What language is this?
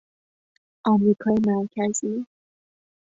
Persian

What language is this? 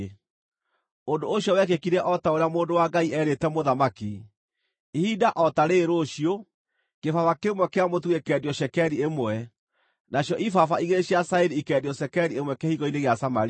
Kikuyu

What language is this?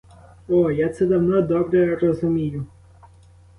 Ukrainian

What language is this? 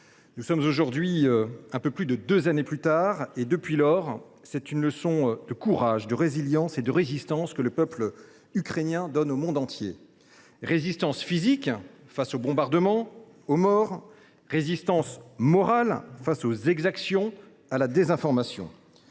French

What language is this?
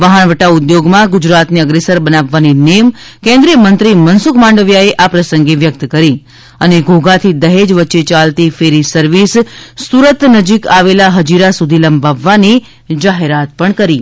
Gujarati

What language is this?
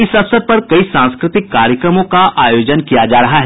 Hindi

